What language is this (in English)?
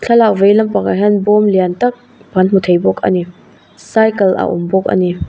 Mizo